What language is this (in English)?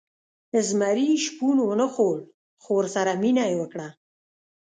Pashto